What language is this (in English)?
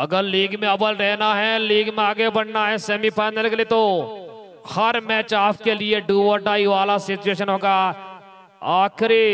Hindi